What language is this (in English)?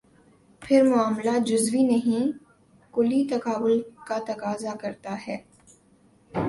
Urdu